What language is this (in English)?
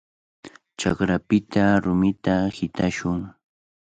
Cajatambo North Lima Quechua